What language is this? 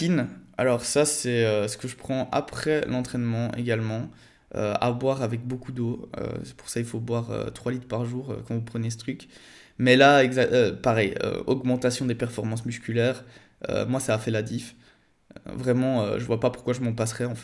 French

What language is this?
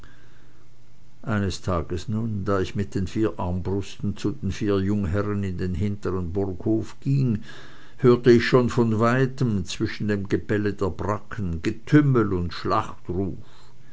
German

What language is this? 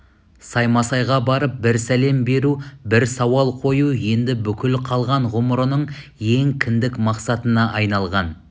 Kazakh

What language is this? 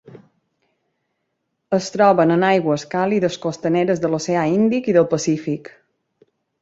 Catalan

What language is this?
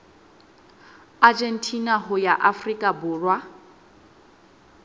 Southern Sotho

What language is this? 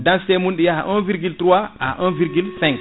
Fula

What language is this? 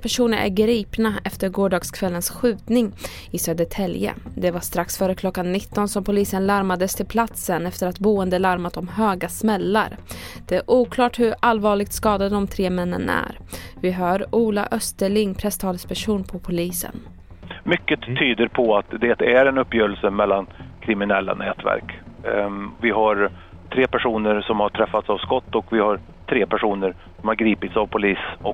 Swedish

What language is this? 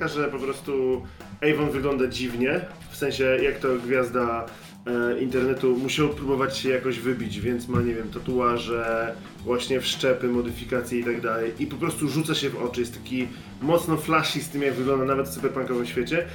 Polish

